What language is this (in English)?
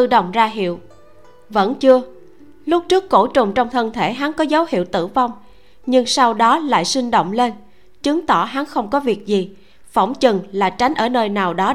Vietnamese